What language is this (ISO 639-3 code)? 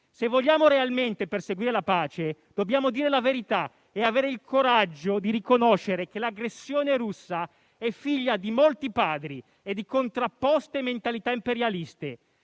ita